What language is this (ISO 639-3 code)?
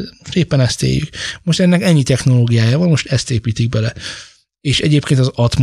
hun